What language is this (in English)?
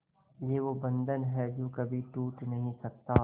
Hindi